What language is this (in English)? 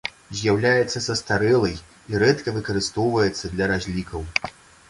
Belarusian